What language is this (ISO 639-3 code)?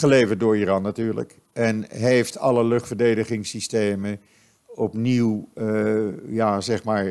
nld